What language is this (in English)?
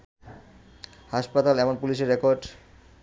Bangla